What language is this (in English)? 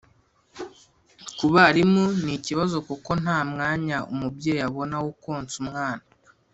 Kinyarwanda